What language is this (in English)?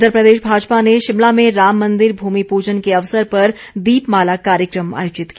Hindi